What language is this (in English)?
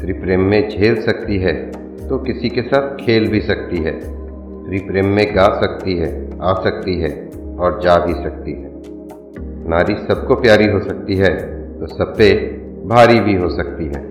Hindi